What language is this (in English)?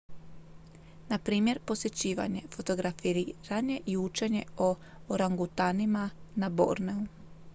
Croatian